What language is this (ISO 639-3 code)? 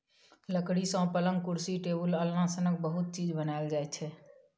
mai